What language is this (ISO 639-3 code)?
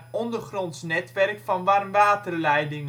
nld